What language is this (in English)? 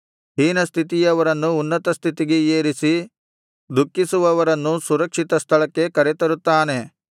Kannada